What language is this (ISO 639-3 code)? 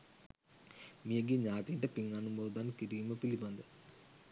sin